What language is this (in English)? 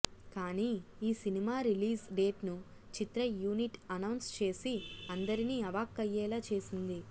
Telugu